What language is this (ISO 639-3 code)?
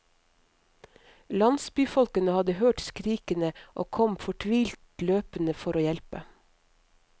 nor